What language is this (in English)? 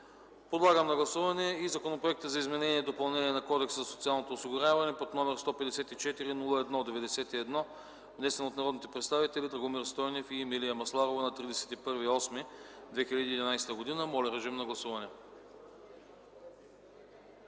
Bulgarian